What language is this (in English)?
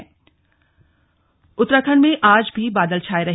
Hindi